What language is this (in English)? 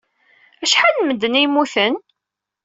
Kabyle